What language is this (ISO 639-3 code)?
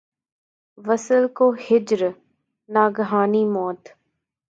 urd